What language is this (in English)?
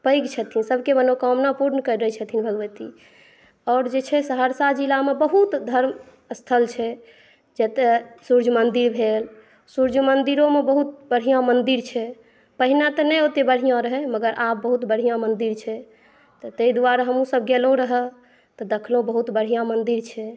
Maithili